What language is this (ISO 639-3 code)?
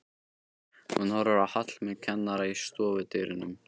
isl